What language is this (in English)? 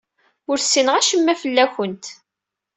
Kabyle